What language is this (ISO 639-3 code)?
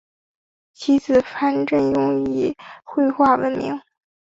zho